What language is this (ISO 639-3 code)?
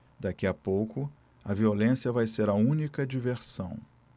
por